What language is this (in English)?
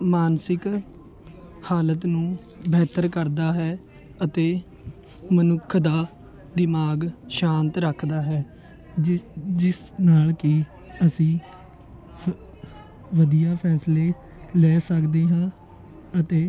Punjabi